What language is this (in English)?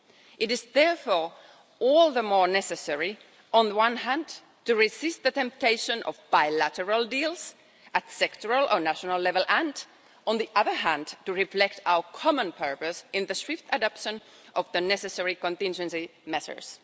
English